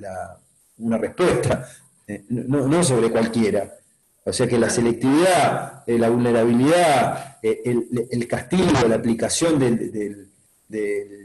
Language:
Spanish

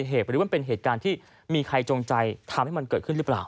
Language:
Thai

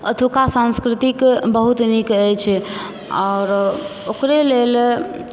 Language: Maithili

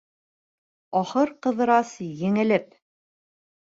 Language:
Bashkir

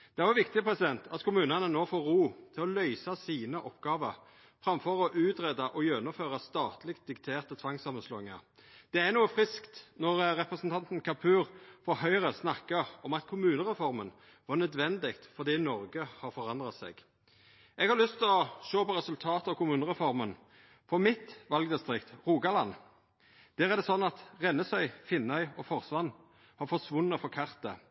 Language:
Norwegian Nynorsk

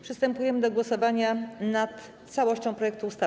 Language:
Polish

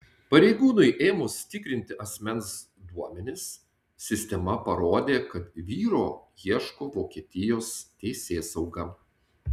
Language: Lithuanian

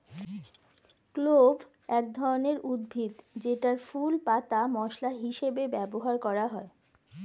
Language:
Bangla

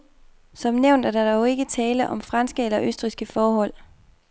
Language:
Danish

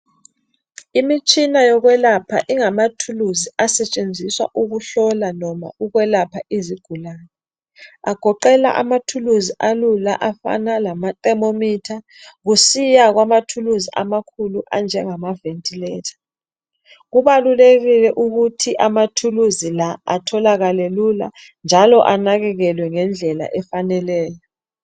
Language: North Ndebele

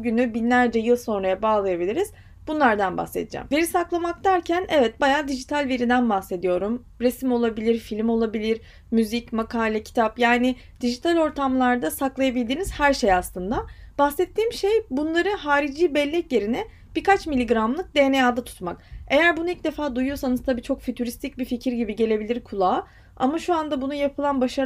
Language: Turkish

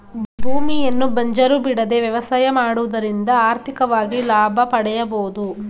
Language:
Kannada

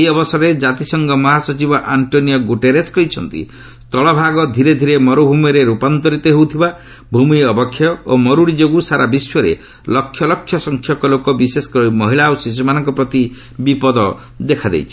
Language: Odia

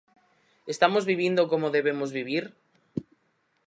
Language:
Galician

